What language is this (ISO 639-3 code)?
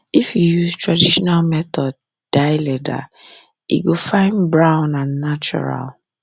pcm